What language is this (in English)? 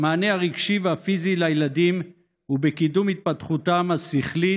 Hebrew